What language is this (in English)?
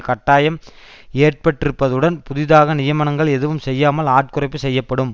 Tamil